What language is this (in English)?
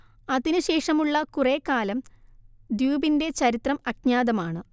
Malayalam